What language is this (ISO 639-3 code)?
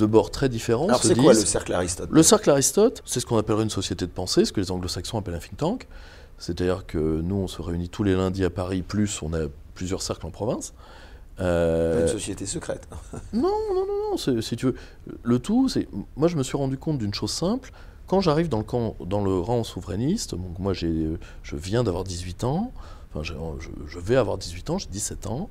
fra